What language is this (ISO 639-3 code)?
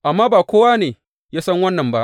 hau